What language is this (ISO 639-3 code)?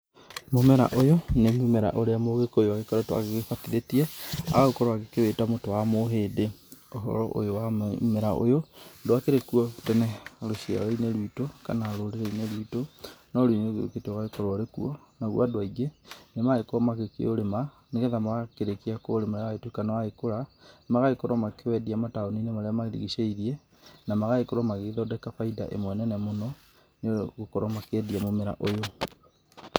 kik